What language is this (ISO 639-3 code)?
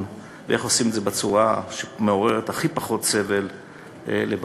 heb